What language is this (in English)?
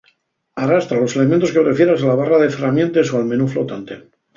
Asturian